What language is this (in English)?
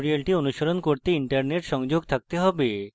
Bangla